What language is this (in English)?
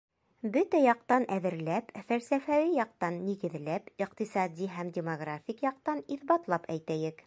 Bashkir